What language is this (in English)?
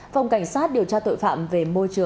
Vietnamese